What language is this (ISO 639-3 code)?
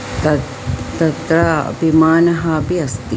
san